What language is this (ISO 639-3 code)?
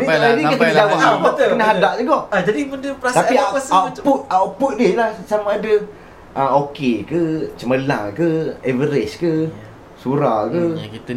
msa